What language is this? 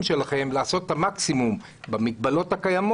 Hebrew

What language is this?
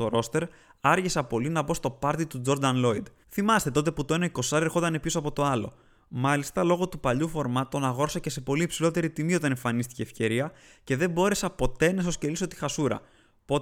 Greek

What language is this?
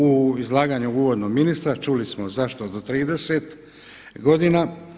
Croatian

